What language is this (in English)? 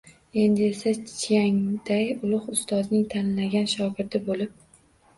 Uzbek